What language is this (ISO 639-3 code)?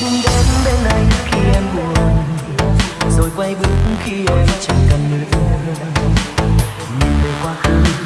vie